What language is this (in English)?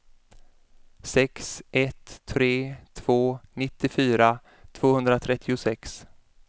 Swedish